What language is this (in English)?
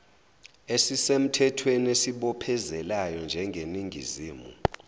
Zulu